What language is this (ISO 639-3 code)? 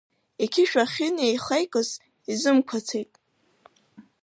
abk